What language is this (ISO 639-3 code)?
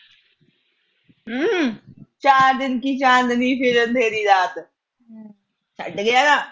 pan